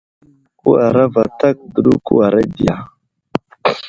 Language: Wuzlam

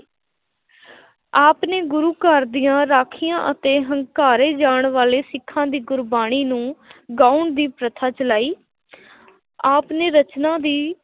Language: Punjabi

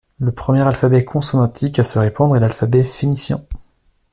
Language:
French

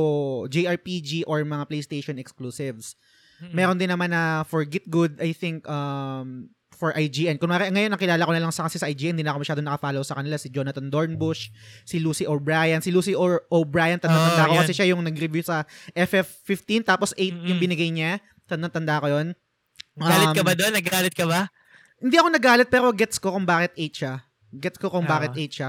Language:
Filipino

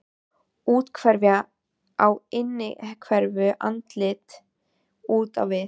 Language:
Icelandic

